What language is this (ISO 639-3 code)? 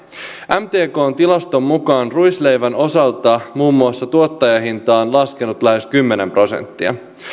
fin